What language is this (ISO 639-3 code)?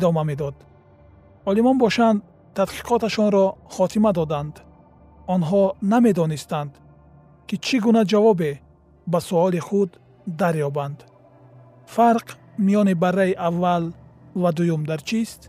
fas